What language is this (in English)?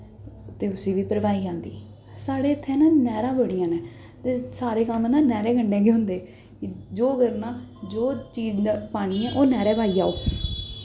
Dogri